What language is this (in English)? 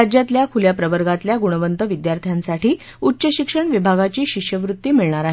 Marathi